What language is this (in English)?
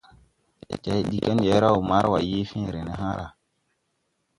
Tupuri